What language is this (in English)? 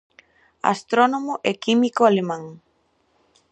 Galician